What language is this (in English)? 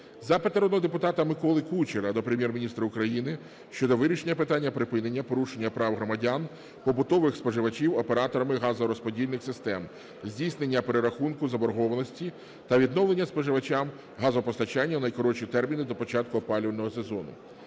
Ukrainian